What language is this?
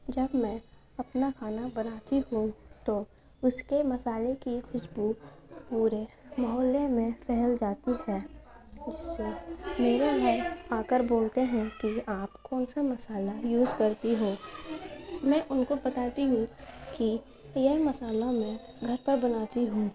Urdu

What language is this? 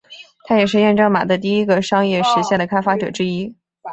Chinese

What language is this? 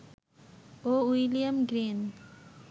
Bangla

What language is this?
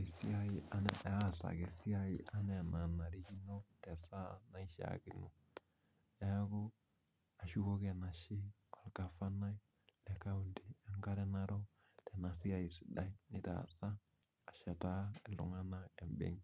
Masai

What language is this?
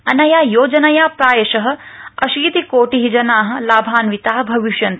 Sanskrit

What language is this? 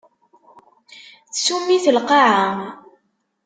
Kabyle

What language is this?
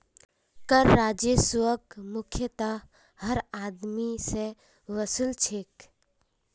Magahi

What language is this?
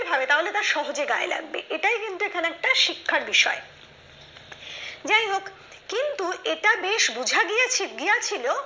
Bangla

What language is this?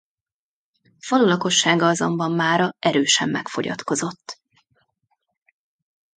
Hungarian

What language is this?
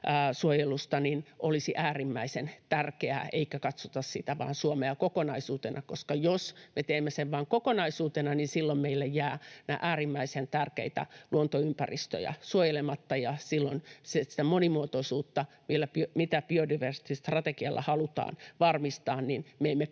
Finnish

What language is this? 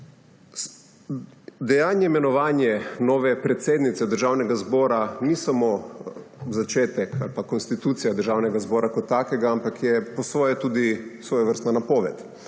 Slovenian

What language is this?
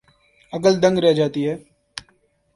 Urdu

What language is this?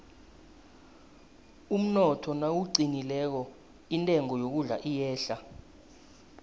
South Ndebele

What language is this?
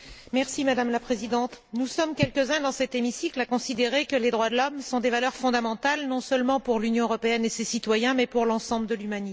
French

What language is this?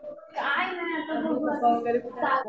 Marathi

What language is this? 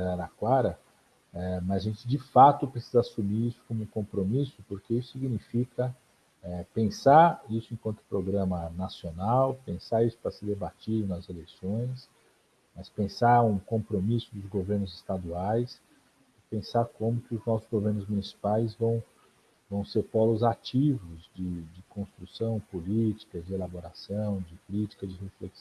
Portuguese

